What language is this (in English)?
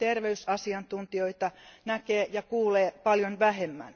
Finnish